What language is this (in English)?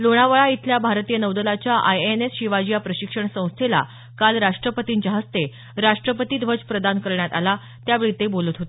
Marathi